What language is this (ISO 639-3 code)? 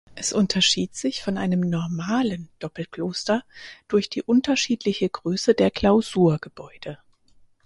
deu